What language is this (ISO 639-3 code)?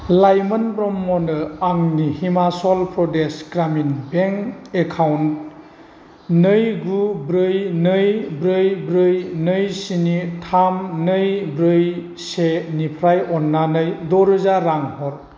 brx